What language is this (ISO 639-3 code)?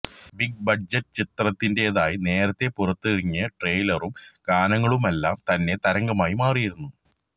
mal